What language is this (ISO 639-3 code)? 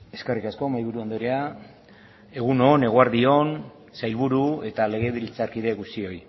eus